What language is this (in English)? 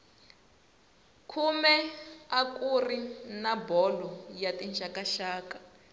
Tsonga